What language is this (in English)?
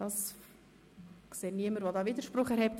Swiss German